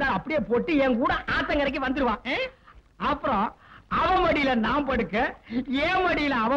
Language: Thai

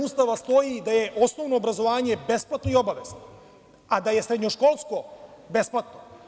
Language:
Serbian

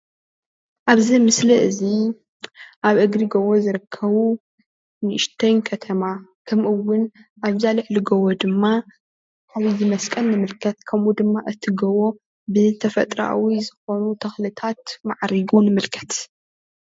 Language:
Tigrinya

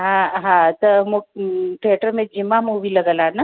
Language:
Sindhi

